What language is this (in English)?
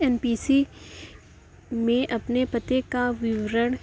Urdu